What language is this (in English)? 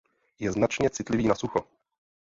Czech